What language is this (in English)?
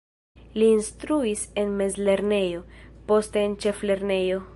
Esperanto